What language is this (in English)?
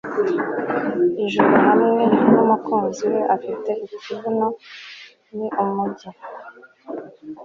Kinyarwanda